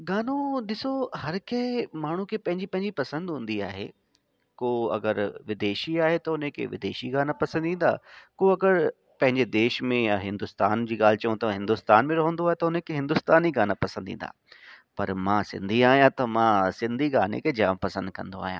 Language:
Sindhi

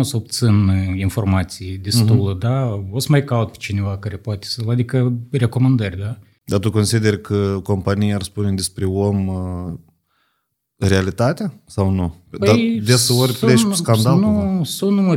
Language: Romanian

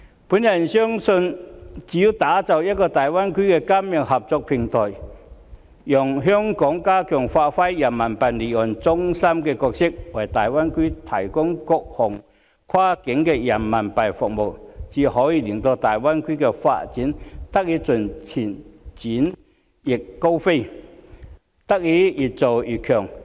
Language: Cantonese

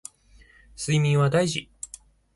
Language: Japanese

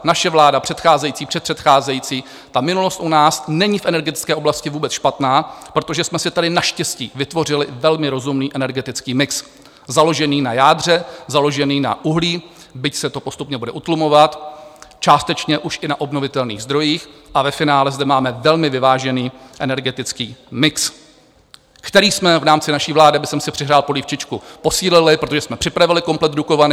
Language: Czech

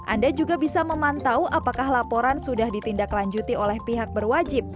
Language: Indonesian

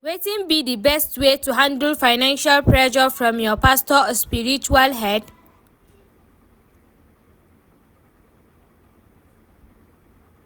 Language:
Nigerian Pidgin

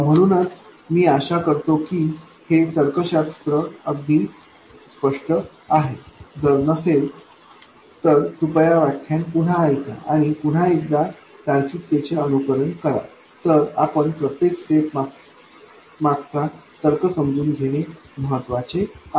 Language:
Marathi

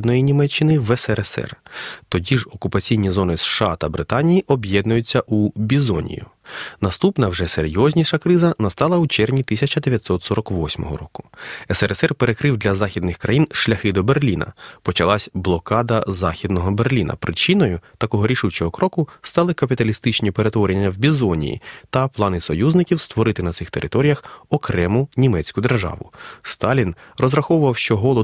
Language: Ukrainian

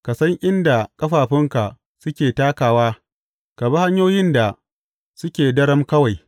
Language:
Hausa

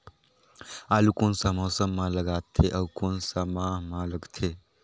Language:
Chhattisgarhi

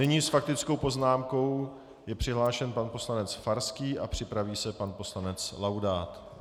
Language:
Czech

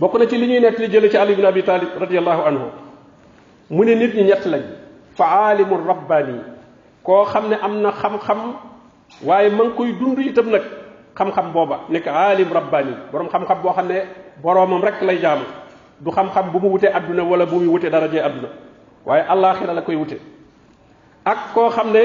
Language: Arabic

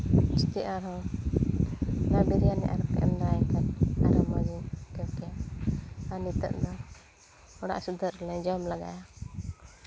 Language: Santali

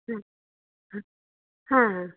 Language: Kannada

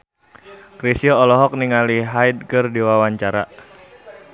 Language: Sundanese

